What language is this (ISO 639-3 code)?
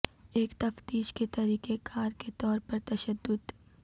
urd